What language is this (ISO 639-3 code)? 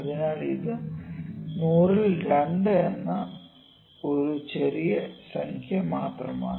mal